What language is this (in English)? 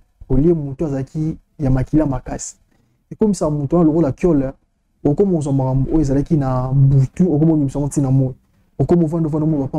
French